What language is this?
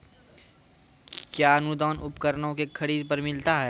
Maithili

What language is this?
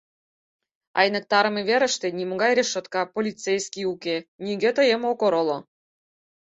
Mari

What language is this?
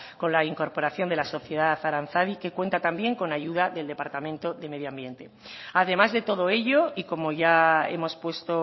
Spanish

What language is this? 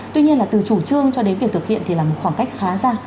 Vietnamese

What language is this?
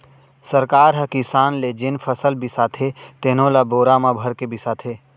Chhattisgarhi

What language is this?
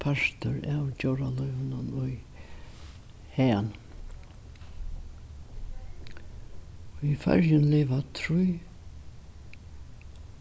Faroese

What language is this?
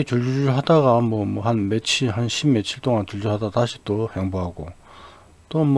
Korean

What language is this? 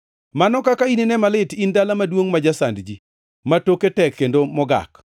Luo (Kenya and Tanzania)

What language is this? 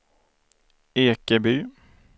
Swedish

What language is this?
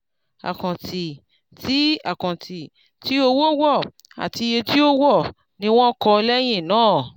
Yoruba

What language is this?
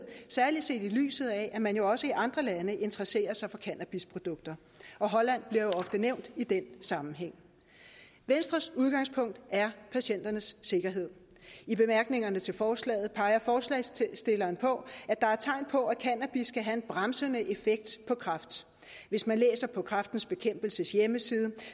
Danish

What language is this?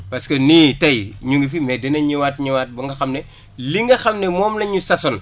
Wolof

